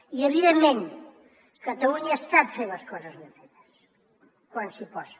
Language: Catalan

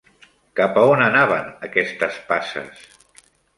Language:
Catalan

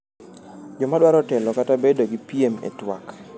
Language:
Luo (Kenya and Tanzania)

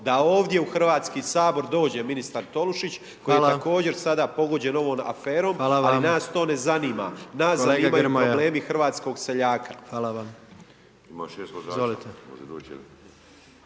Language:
Croatian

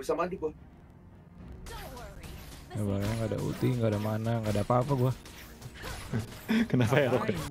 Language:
Indonesian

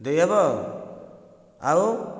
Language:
Odia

